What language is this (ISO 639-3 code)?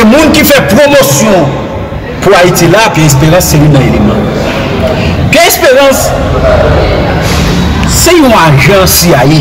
fra